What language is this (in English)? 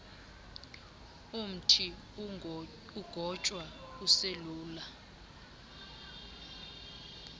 Xhosa